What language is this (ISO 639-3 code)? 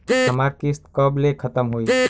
bho